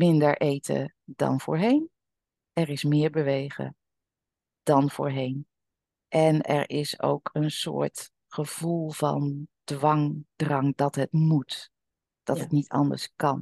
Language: Dutch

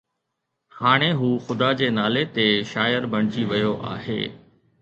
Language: Sindhi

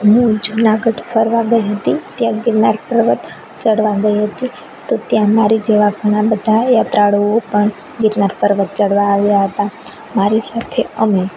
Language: Gujarati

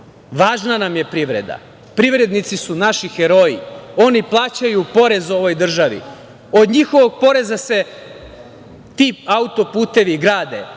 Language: Serbian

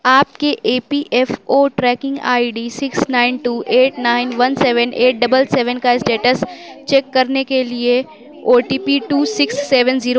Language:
Urdu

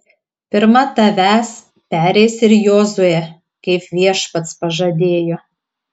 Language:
Lithuanian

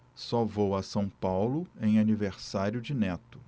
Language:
Portuguese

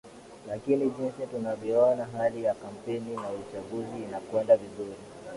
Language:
Swahili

